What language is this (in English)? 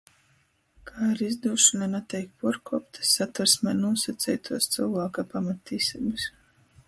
Latgalian